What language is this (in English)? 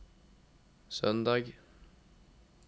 Norwegian